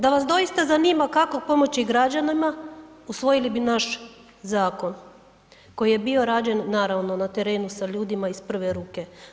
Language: Croatian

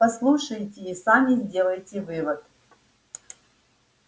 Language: Russian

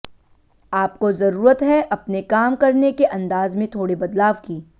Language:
Hindi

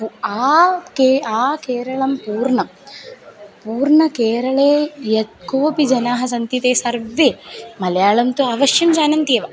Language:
Sanskrit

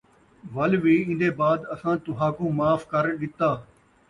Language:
Saraiki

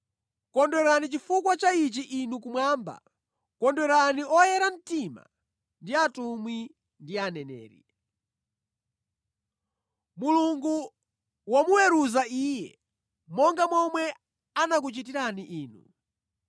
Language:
Nyanja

